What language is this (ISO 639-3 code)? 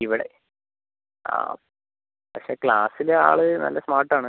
mal